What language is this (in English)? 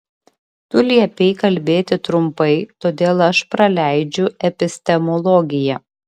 Lithuanian